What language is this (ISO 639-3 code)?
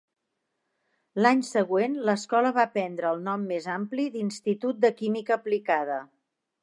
cat